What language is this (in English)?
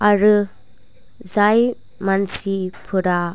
Bodo